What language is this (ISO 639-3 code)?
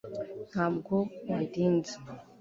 kin